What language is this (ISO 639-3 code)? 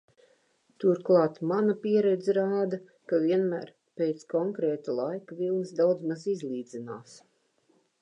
lav